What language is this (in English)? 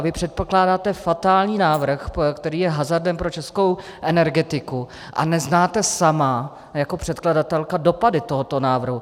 Czech